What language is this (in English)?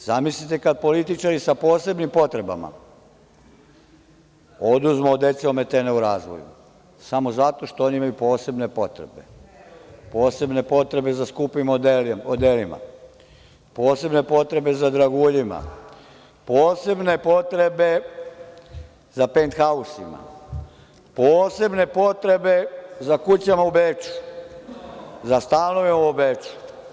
Serbian